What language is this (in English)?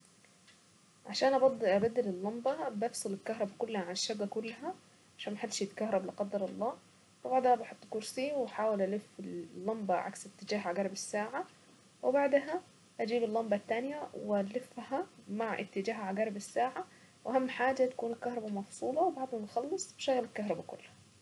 Saidi Arabic